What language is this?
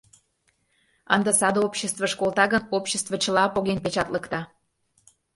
Mari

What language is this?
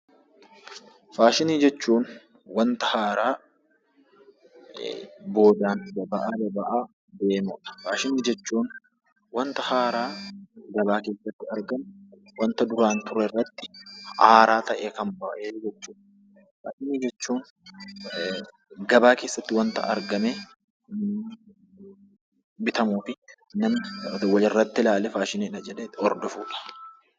Oromo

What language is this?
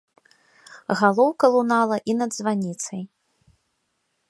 Belarusian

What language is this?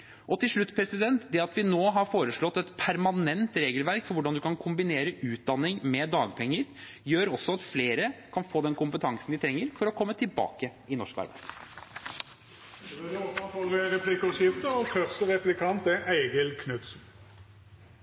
Norwegian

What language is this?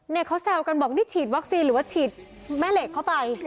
Thai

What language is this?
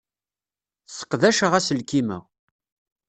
Kabyle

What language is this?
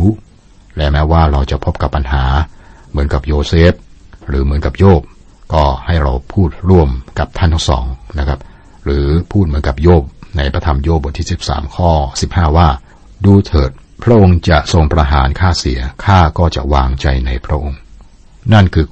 Thai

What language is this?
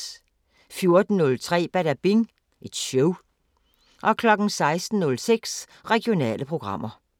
Danish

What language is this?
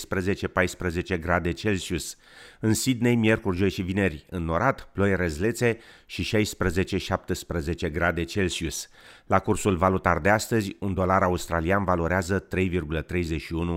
Romanian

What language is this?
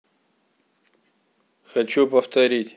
Russian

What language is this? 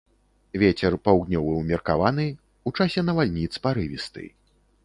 Belarusian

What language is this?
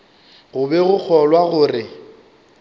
Northern Sotho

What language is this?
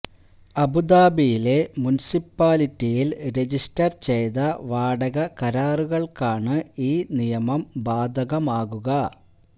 Malayalam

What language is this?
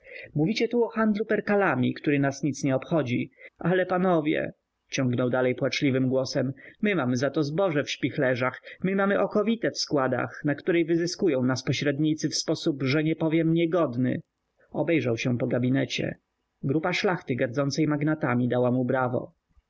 Polish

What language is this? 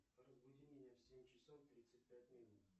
Russian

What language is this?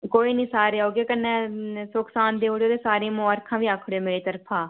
Dogri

